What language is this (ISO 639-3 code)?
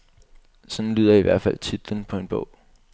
dan